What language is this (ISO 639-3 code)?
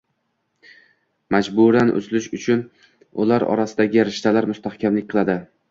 uzb